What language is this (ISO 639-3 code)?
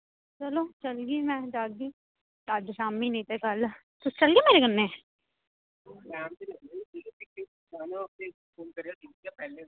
doi